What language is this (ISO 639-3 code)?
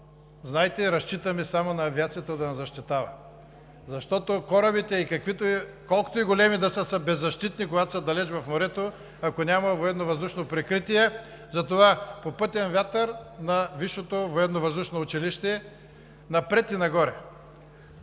bul